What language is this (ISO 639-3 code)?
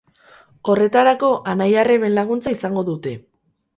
eus